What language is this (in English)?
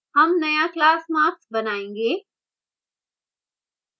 Hindi